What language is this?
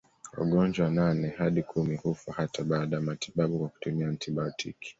Swahili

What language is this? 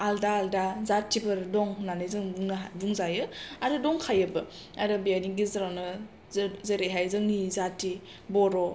Bodo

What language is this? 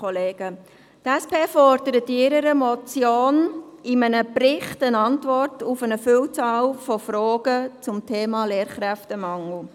Swiss German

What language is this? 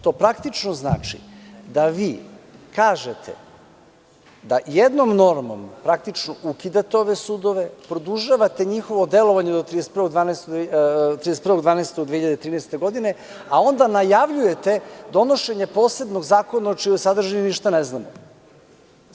Serbian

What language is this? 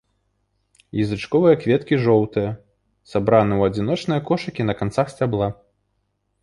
Belarusian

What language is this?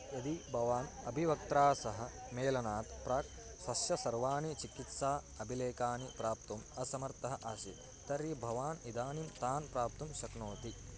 Sanskrit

